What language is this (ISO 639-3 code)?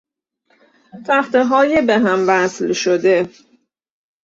fas